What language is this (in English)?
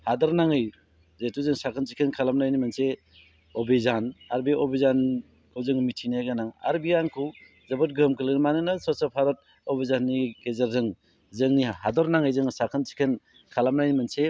Bodo